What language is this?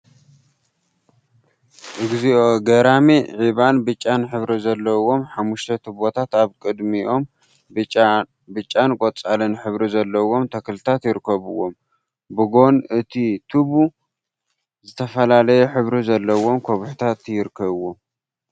Tigrinya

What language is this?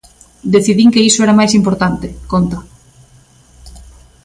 Galician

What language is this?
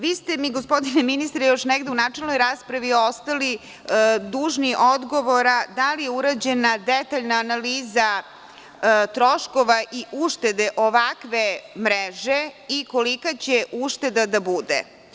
Serbian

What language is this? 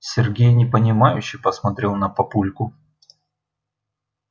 Russian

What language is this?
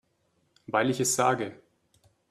German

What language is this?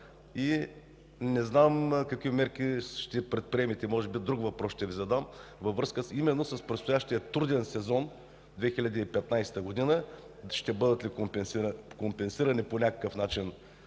Bulgarian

